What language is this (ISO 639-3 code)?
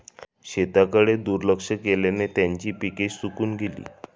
mar